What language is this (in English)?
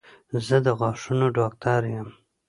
Pashto